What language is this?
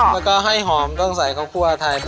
Thai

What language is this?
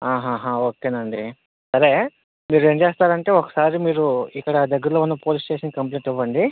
Telugu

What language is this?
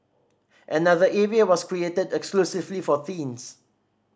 English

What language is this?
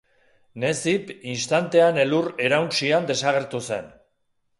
Basque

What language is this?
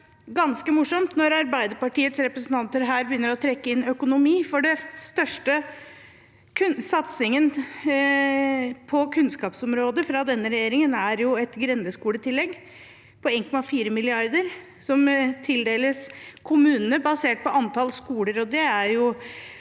Norwegian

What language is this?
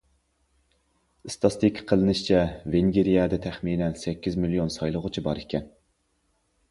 Uyghur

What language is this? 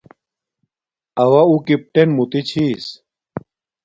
Domaaki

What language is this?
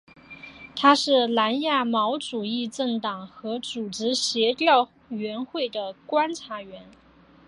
Chinese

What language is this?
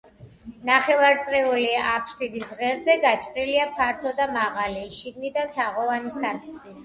Georgian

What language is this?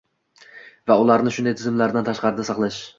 Uzbek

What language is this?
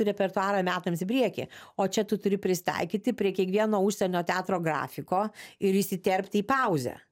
Lithuanian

